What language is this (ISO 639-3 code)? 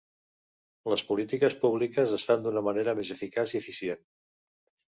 cat